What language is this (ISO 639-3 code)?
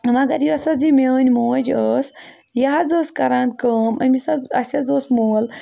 kas